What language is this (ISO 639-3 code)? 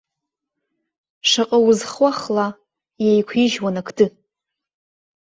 abk